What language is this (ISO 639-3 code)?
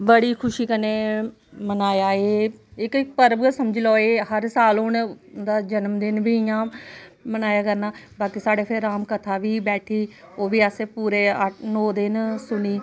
doi